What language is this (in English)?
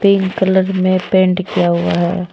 Hindi